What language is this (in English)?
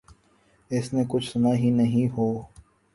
Urdu